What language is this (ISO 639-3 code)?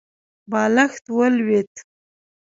pus